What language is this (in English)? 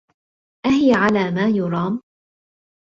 Arabic